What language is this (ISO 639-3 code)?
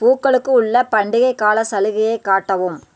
tam